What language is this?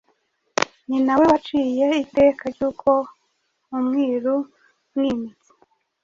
Kinyarwanda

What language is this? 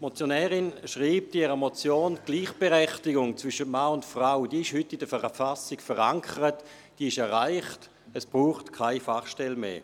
Swiss German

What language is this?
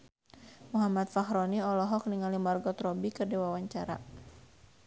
Sundanese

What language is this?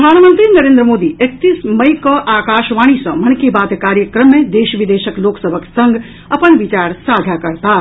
Maithili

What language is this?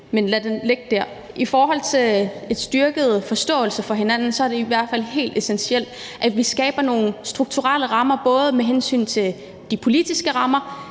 Danish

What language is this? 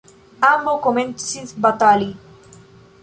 Esperanto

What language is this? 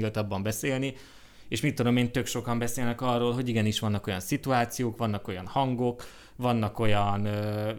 Hungarian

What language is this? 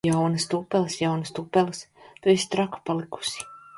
Latvian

